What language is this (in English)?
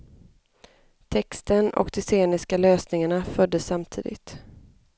Swedish